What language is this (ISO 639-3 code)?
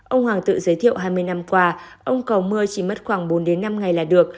vie